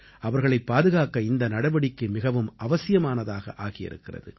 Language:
Tamil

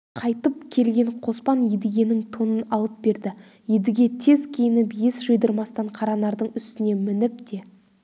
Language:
Kazakh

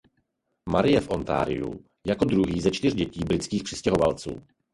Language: Czech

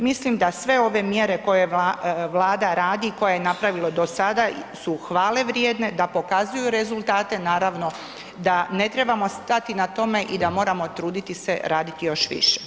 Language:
Croatian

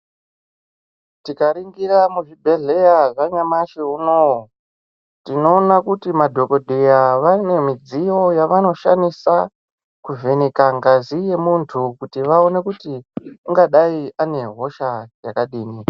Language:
Ndau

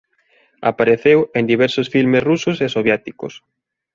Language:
Galician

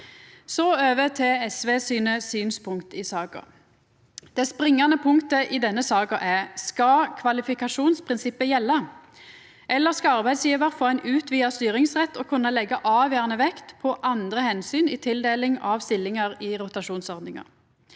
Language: Norwegian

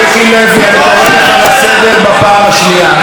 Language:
Hebrew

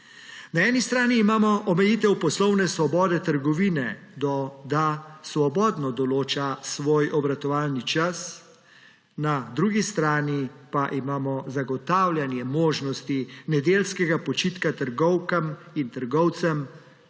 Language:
Slovenian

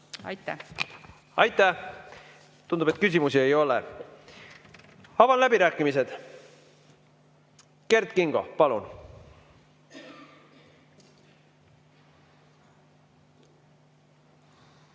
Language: Estonian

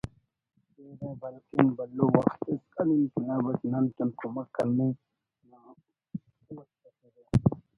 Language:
Brahui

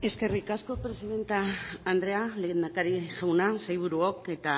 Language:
Basque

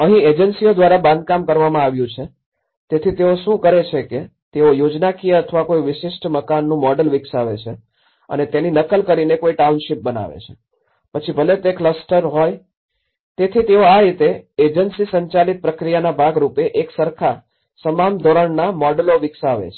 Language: Gujarati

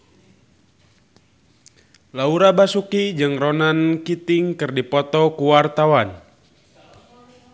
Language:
Sundanese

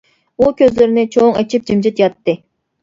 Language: Uyghur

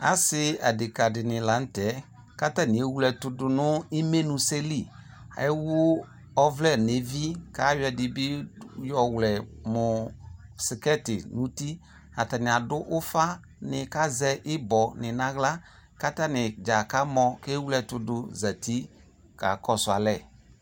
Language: Ikposo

